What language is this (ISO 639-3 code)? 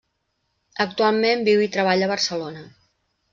cat